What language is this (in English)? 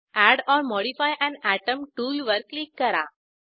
Marathi